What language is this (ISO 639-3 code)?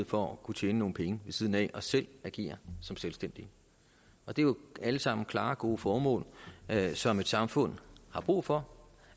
dan